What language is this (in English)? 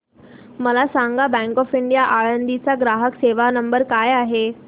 Marathi